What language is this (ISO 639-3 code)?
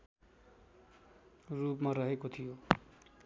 nep